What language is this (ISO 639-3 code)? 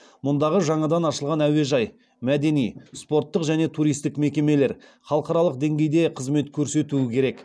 kaz